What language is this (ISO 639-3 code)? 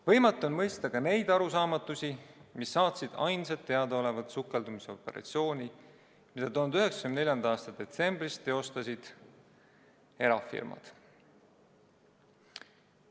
est